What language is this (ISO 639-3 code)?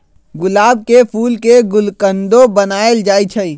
mag